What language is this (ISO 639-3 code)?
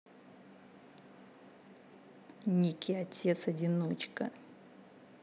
rus